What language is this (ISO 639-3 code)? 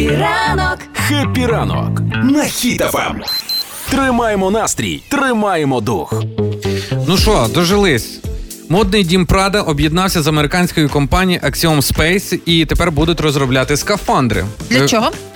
ukr